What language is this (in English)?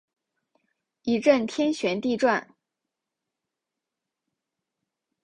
Chinese